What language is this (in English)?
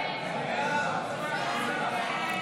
Hebrew